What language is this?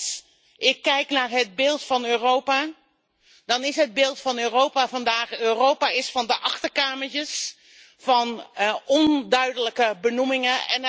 Dutch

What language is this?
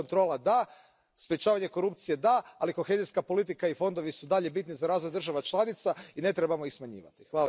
Croatian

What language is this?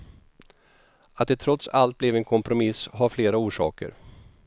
Swedish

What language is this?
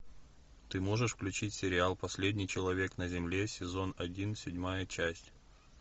Russian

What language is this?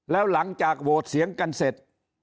Thai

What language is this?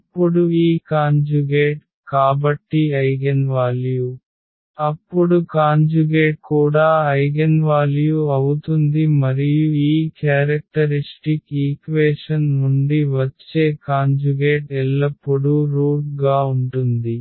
Telugu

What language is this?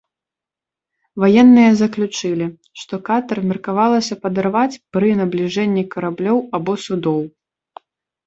Belarusian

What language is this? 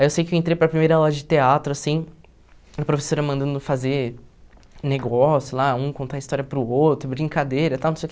Portuguese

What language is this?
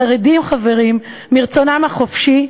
Hebrew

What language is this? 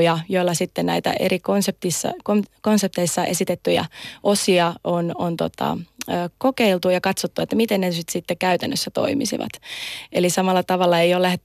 Finnish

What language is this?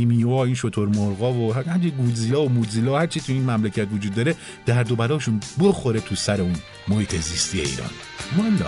Persian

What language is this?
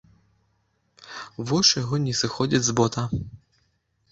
Belarusian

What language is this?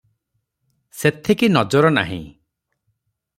Odia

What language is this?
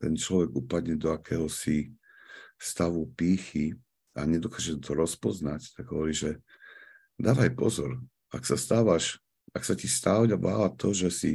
Slovak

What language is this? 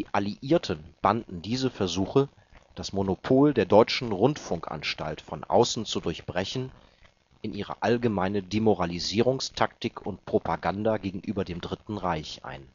German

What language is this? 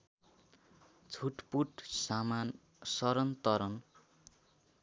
Nepali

